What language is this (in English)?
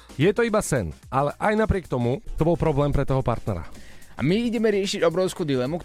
Slovak